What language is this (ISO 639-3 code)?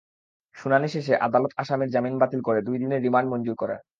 ben